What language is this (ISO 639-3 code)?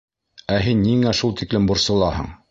bak